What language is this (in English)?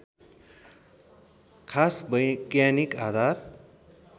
Nepali